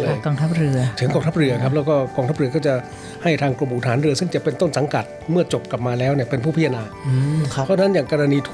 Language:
Thai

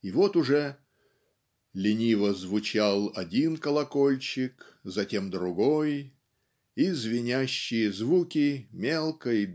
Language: Russian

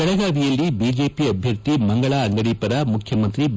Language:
Kannada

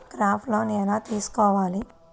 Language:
Telugu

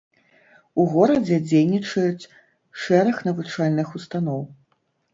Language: Belarusian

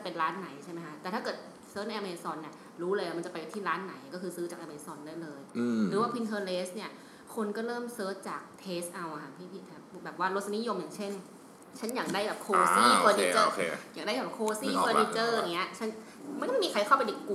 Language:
Thai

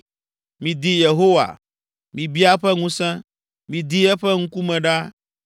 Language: Ewe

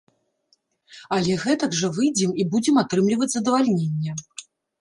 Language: Belarusian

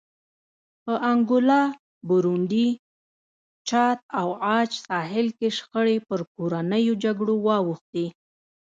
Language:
Pashto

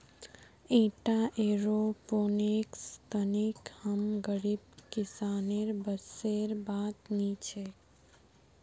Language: Magahi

